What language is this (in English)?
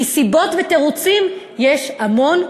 Hebrew